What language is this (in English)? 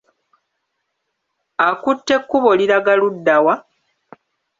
Ganda